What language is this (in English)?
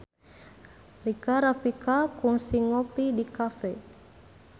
Sundanese